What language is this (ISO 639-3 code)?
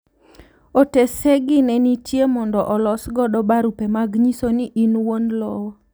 luo